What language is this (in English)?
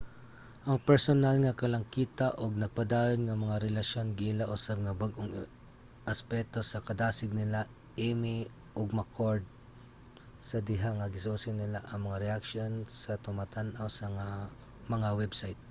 Cebuano